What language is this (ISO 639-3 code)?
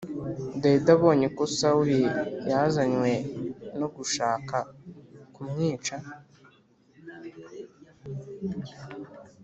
kin